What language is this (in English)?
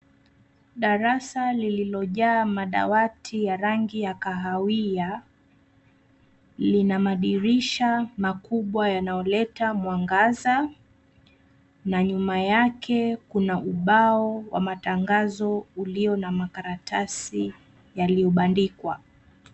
Swahili